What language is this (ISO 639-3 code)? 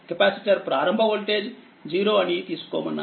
tel